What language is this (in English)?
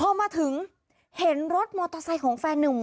Thai